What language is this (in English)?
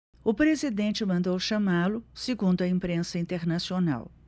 Portuguese